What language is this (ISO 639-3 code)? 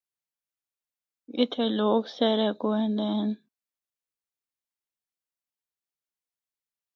hno